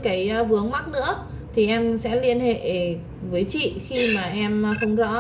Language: Vietnamese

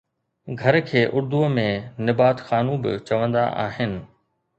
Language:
Sindhi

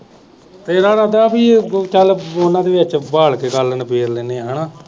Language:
Punjabi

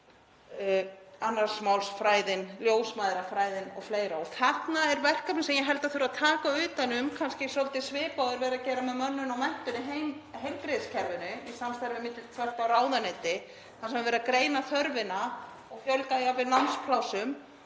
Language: Icelandic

